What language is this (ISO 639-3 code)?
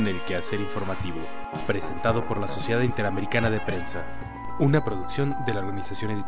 spa